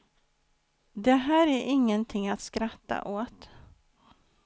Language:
Swedish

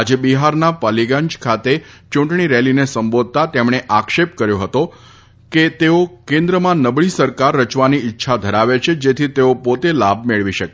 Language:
Gujarati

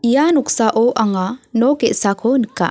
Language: Garo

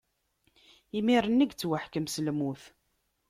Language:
Kabyle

